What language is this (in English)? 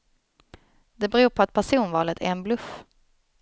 Swedish